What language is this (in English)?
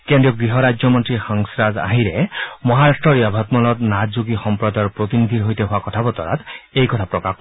Assamese